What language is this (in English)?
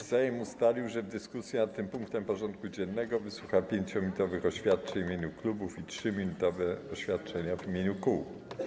Polish